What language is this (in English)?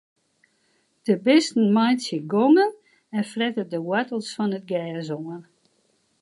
Western Frisian